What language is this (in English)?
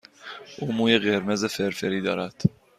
Persian